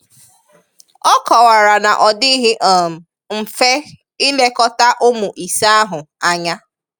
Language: Igbo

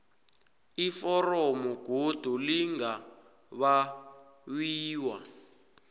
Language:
South Ndebele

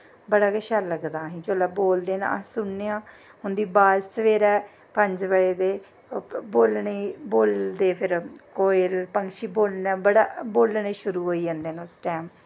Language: Dogri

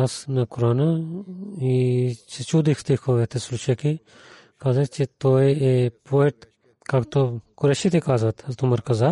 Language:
Bulgarian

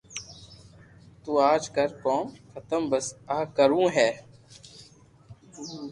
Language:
Loarki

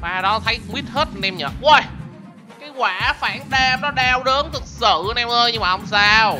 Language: Vietnamese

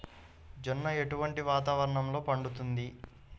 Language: Telugu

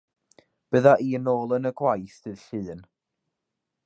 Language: Welsh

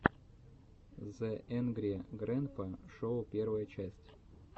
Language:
Russian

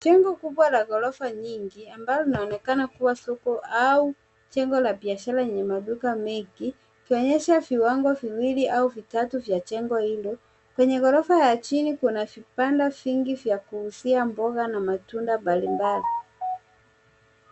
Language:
Swahili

